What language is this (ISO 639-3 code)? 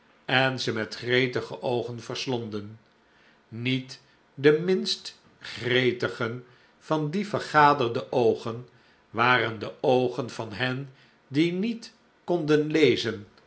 nld